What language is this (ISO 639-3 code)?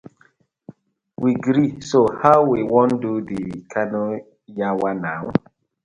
pcm